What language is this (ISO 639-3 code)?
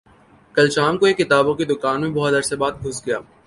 urd